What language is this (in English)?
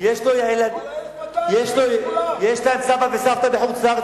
Hebrew